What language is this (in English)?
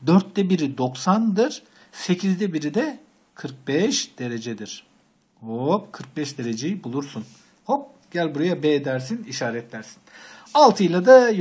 Turkish